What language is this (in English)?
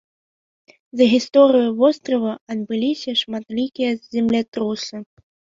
Belarusian